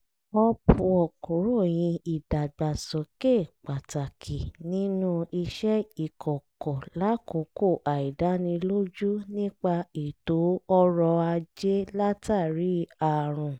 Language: Yoruba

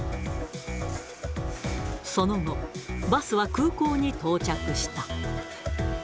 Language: Japanese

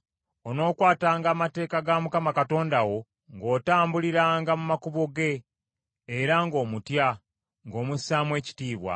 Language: Ganda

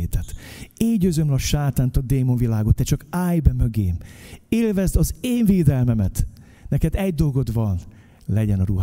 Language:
Hungarian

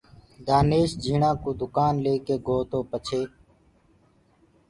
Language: Gurgula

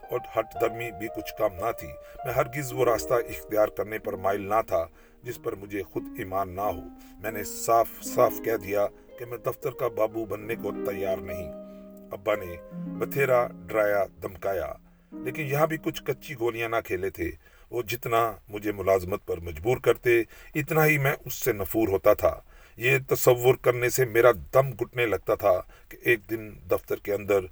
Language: Urdu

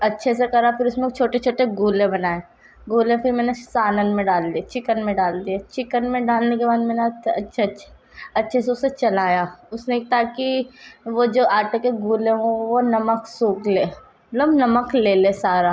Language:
Urdu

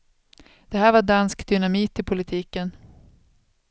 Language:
Swedish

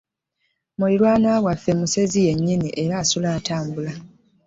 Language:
Ganda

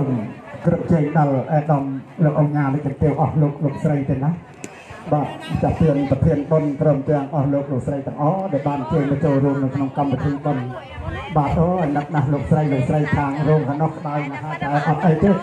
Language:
Thai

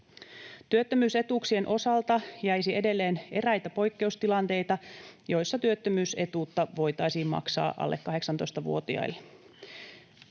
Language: Finnish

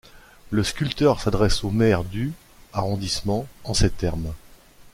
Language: French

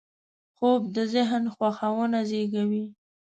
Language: Pashto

